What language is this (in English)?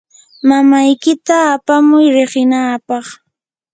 Yanahuanca Pasco Quechua